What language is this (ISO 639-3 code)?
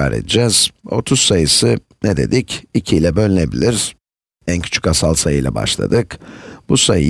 tur